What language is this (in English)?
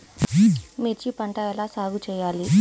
Telugu